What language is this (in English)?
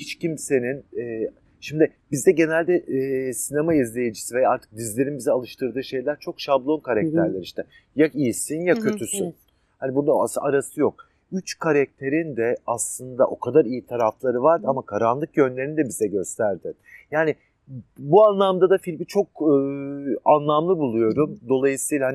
Turkish